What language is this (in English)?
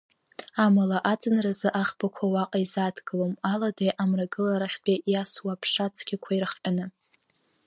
Abkhazian